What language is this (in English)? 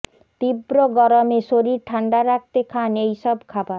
Bangla